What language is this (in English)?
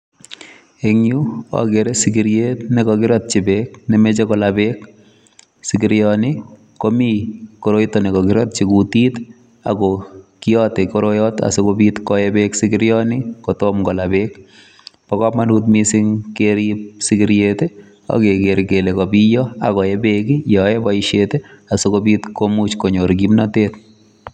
Kalenjin